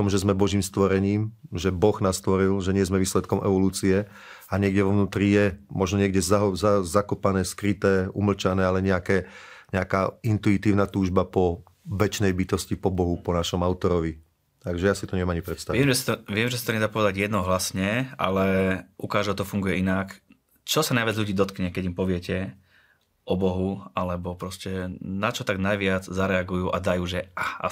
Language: Slovak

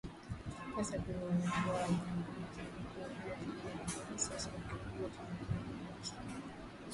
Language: Swahili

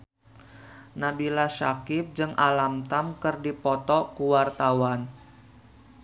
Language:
Sundanese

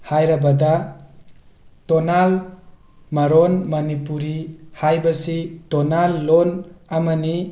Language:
Manipuri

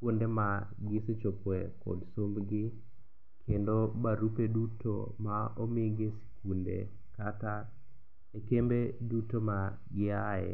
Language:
Luo (Kenya and Tanzania)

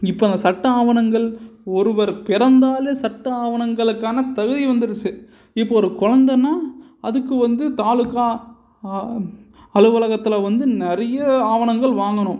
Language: Tamil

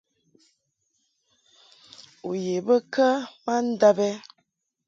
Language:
Mungaka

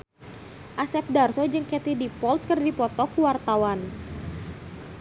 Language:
Sundanese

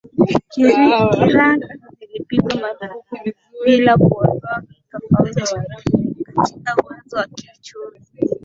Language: Swahili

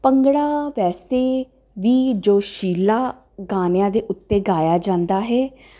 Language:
Punjabi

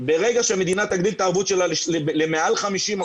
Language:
Hebrew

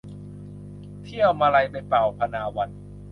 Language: Thai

